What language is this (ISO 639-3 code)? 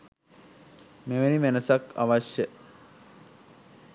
sin